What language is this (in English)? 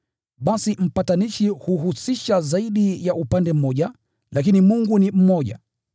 Swahili